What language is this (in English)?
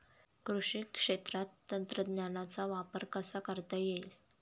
Marathi